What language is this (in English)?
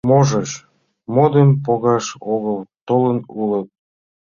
Mari